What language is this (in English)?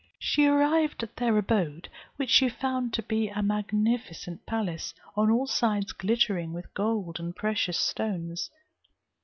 English